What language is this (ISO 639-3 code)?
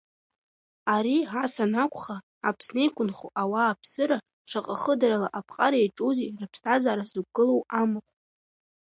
abk